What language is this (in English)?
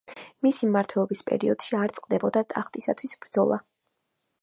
Georgian